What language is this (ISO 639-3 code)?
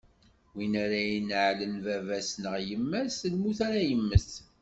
kab